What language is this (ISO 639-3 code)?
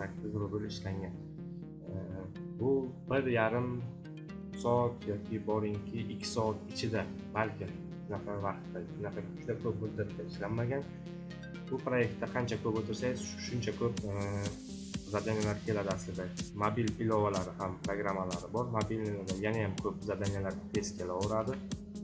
tur